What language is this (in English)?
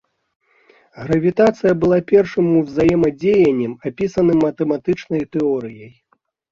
Belarusian